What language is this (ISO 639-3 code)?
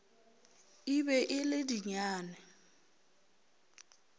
nso